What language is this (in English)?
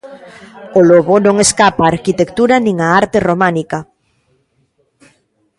Galician